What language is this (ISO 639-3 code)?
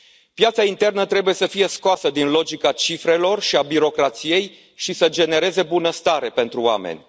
ron